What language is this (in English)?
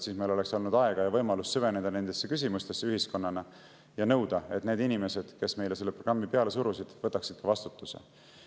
Estonian